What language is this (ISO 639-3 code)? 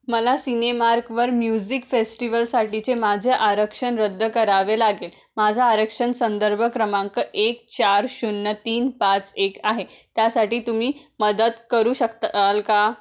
mar